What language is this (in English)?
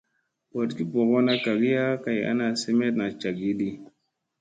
Musey